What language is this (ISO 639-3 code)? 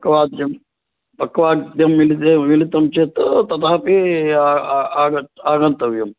san